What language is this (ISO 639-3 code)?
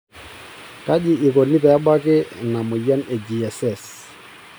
mas